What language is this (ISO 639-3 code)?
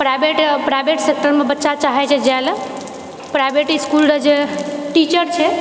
mai